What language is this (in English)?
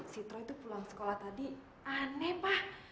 Indonesian